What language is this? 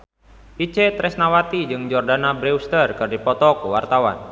Sundanese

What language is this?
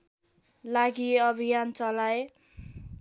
Nepali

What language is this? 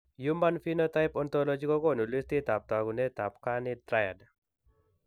Kalenjin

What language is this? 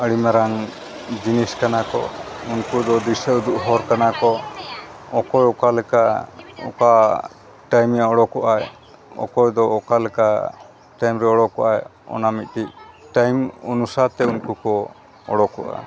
Santali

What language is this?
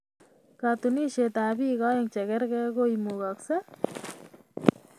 Kalenjin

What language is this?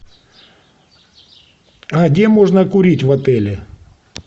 Russian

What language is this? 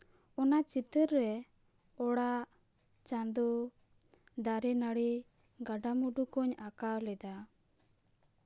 Santali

